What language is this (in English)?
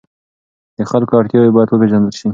Pashto